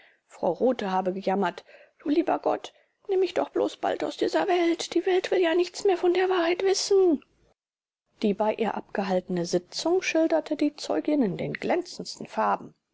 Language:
German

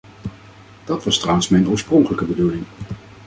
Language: Dutch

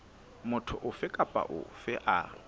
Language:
Southern Sotho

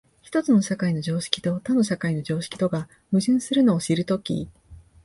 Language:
Japanese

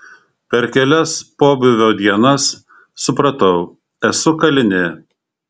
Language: Lithuanian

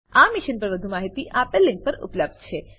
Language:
Gujarati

